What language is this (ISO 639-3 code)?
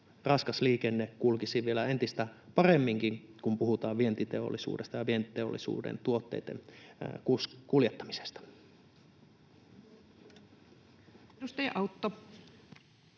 fin